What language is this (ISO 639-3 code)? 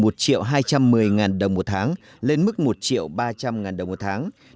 vie